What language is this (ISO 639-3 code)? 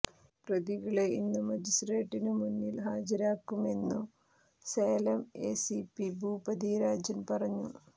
mal